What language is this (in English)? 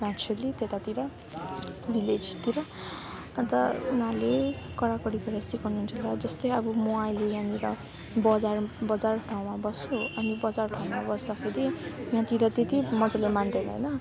Nepali